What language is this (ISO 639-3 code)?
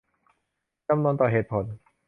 tha